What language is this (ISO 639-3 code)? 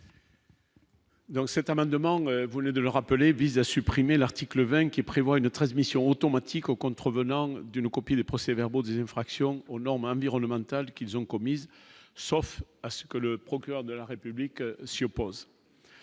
fra